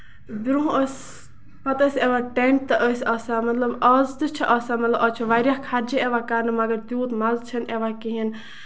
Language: Kashmiri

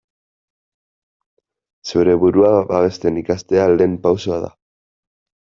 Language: Basque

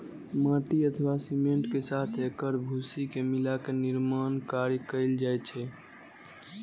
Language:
Maithili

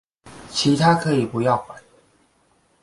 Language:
Chinese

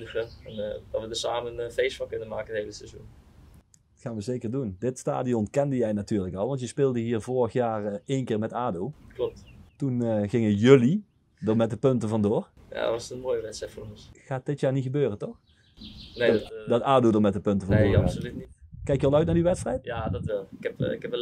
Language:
Dutch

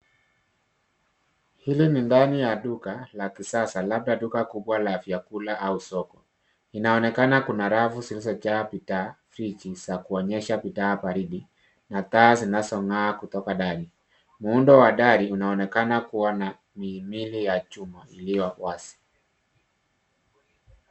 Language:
Swahili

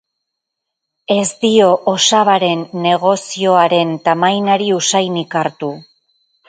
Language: Basque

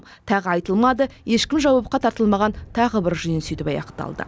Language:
Kazakh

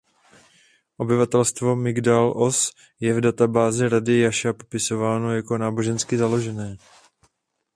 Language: Czech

